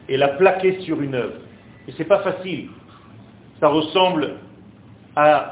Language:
French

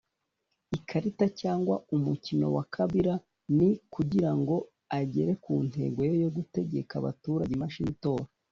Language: Kinyarwanda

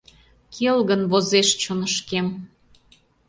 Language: Mari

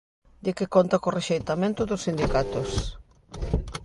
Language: Galician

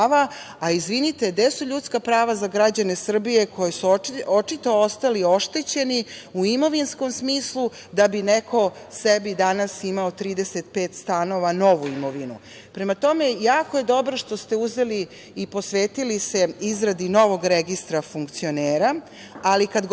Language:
Serbian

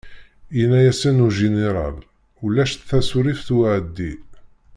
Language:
Kabyle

